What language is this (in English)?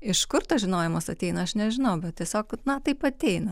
Lithuanian